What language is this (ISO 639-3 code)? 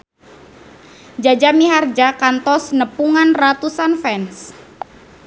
sun